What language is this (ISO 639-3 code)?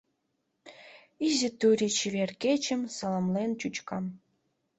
chm